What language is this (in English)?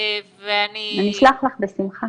Hebrew